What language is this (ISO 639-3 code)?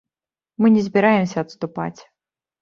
bel